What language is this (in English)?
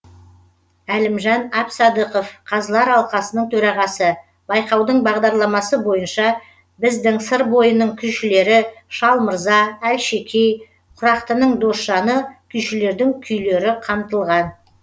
Kazakh